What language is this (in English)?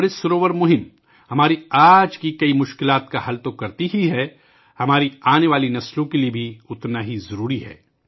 Urdu